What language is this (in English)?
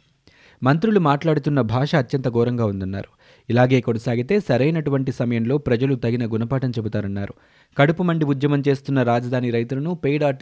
Telugu